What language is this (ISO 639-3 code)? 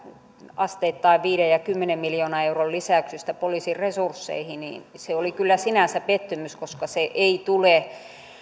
fin